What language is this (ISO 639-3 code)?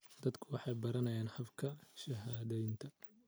som